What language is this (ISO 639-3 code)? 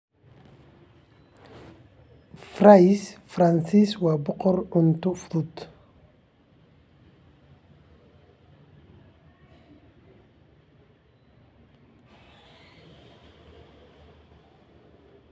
som